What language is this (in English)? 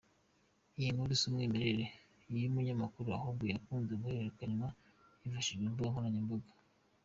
Kinyarwanda